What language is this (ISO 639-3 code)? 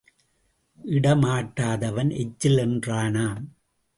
tam